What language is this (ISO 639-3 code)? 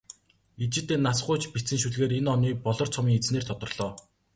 mon